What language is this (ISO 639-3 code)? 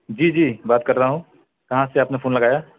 urd